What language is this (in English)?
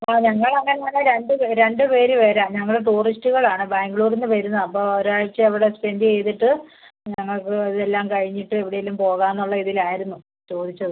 Malayalam